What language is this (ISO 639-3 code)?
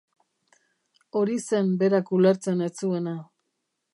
eus